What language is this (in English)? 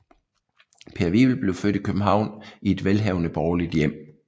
Danish